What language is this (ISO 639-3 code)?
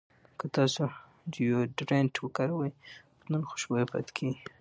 pus